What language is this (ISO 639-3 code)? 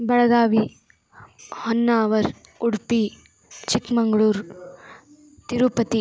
san